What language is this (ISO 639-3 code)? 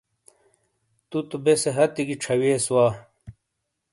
scl